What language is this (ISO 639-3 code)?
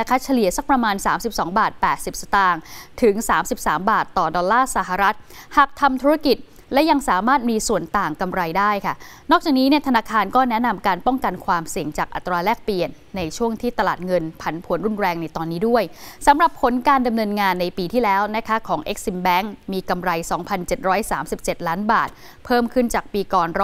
tha